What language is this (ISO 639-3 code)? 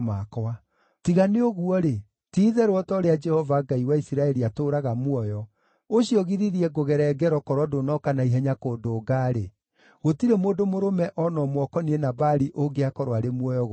kik